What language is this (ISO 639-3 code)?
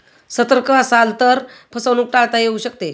mar